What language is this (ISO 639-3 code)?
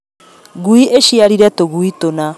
kik